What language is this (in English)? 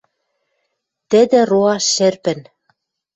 Western Mari